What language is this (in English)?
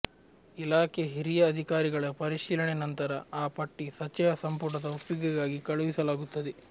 Kannada